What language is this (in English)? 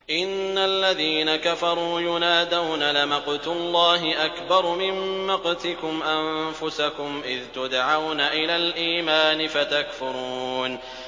Arabic